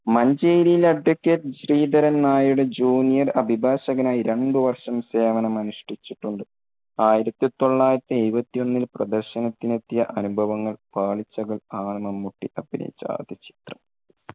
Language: Malayalam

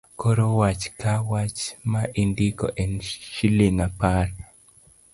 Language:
Luo (Kenya and Tanzania)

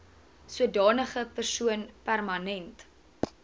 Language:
Afrikaans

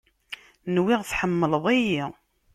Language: Kabyle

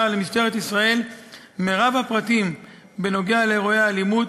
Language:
Hebrew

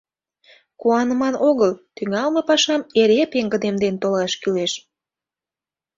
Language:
Mari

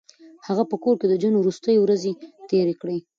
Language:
Pashto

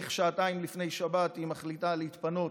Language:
Hebrew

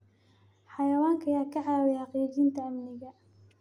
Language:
Somali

